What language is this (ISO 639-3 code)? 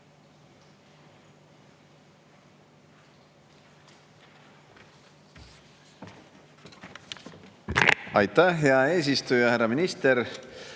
est